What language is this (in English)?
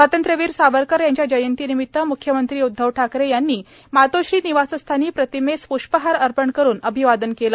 Marathi